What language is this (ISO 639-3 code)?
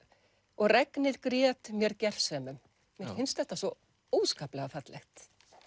isl